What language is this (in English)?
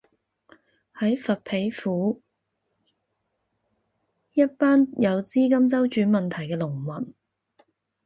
Cantonese